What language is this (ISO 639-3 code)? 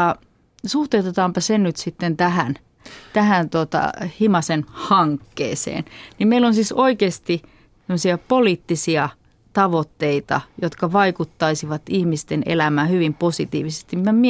fin